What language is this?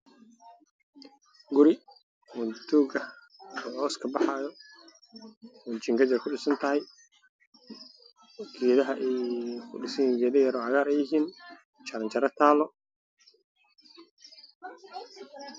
Somali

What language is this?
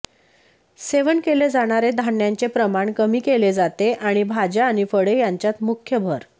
Marathi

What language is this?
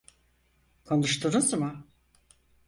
Turkish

